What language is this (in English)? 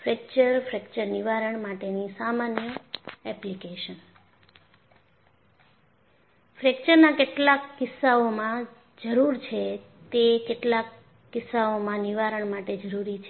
Gujarati